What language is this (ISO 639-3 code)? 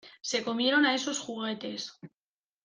spa